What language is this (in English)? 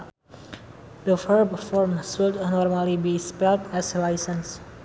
Sundanese